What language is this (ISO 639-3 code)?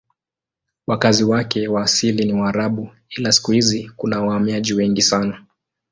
swa